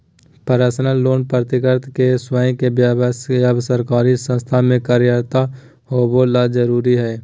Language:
Magahi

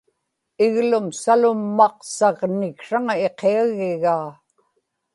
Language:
Inupiaq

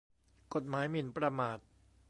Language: Thai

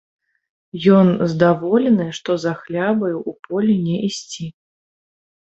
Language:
Belarusian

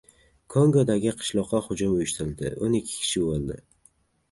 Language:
Uzbek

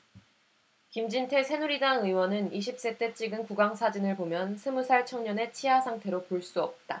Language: Korean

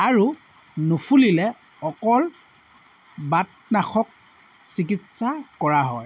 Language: Assamese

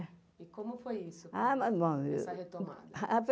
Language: Portuguese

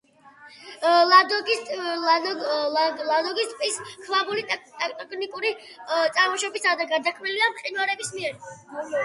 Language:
Georgian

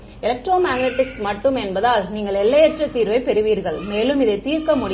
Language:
Tamil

